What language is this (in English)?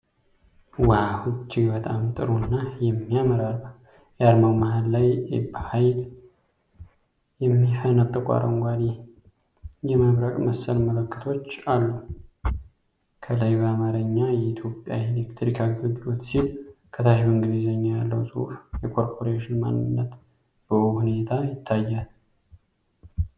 Amharic